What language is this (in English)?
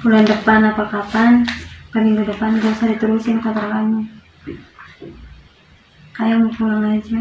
Indonesian